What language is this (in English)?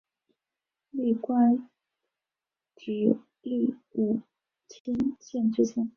Chinese